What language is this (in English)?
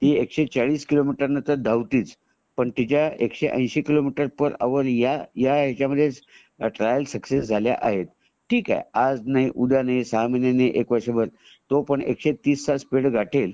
Marathi